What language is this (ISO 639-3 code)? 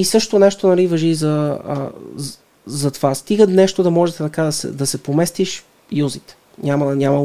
bul